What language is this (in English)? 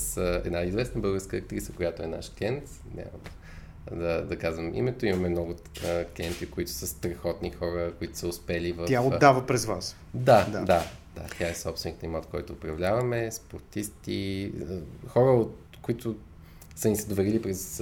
Bulgarian